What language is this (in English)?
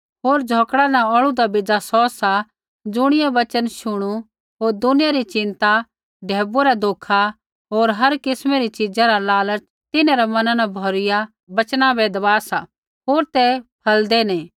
Kullu Pahari